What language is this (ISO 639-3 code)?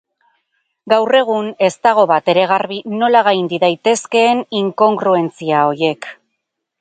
eus